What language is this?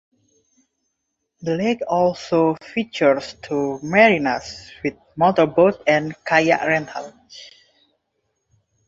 English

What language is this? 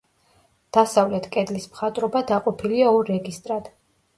Georgian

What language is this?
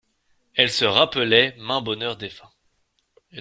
French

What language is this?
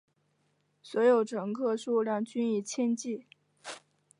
Chinese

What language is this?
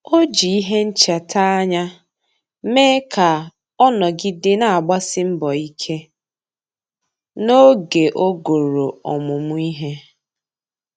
Igbo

